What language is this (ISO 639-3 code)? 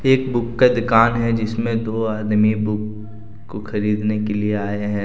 hin